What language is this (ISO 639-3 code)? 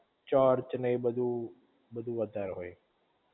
guj